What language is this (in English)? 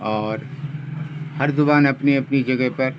Urdu